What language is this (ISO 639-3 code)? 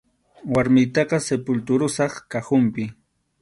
qxu